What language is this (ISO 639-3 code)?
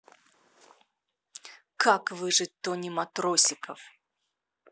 rus